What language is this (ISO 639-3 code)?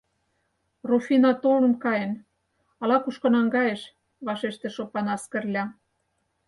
chm